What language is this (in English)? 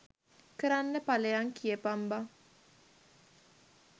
Sinhala